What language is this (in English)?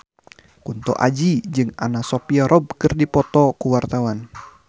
Sundanese